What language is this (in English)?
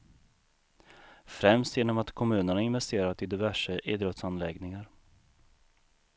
Swedish